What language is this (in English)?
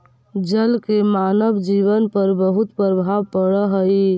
Magahi